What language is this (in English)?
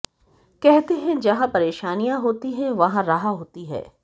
Hindi